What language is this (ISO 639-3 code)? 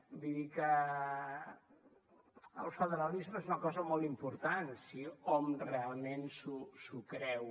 cat